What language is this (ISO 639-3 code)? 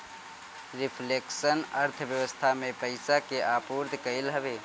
bho